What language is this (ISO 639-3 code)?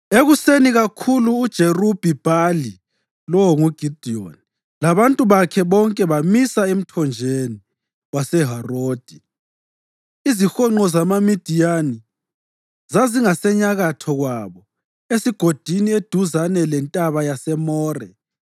nde